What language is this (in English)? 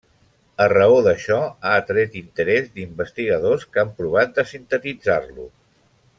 Catalan